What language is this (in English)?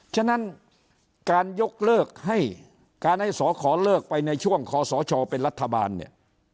Thai